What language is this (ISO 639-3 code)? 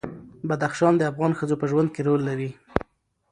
pus